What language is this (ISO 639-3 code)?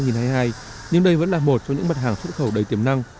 vie